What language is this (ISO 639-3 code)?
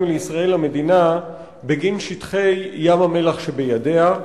heb